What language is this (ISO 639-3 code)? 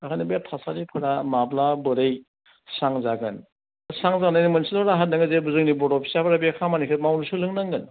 brx